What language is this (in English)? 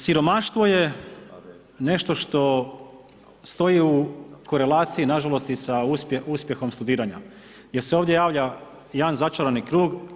Croatian